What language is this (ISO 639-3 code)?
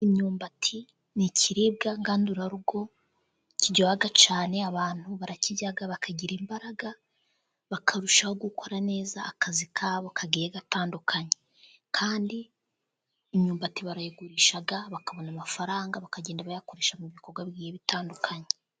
kin